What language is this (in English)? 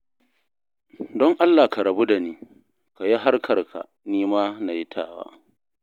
Hausa